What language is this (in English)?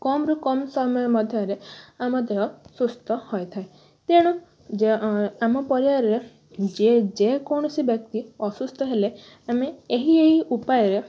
Odia